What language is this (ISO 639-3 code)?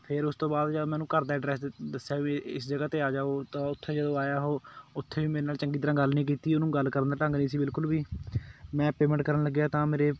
pan